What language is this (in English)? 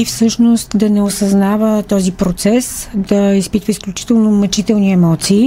Bulgarian